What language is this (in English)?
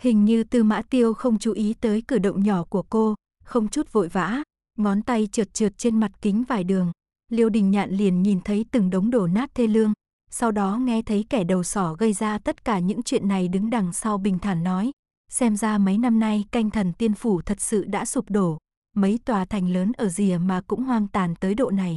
Vietnamese